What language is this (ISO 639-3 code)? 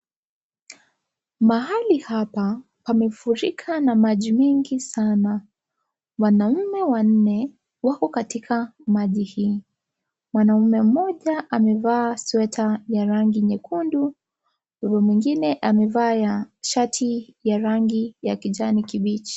swa